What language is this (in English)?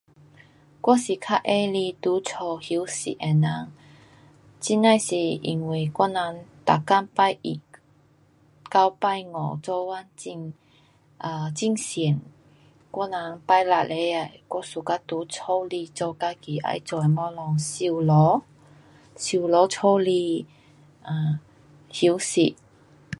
Pu-Xian Chinese